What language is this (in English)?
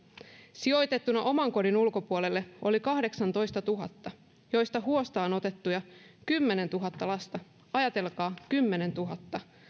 Finnish